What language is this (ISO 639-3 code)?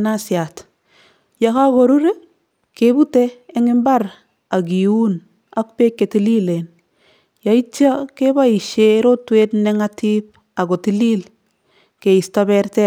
kln